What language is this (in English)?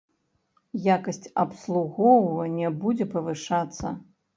Belarusian